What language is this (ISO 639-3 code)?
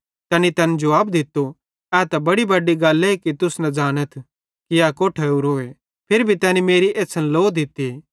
bhd